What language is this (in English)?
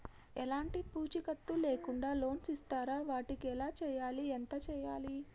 Telugu